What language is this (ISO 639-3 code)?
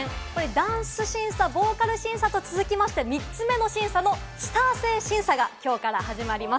jpn